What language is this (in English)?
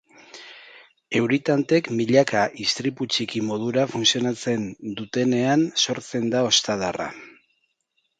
Basque